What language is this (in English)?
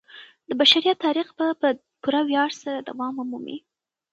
Pashto